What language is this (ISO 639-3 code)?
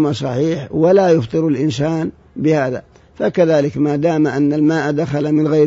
ara